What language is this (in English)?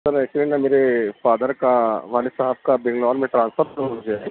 Urdu